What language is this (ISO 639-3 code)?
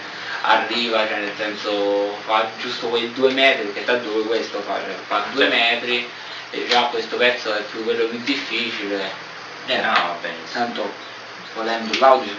ita